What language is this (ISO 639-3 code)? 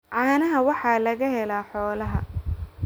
som